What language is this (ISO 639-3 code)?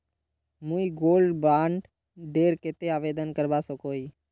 mag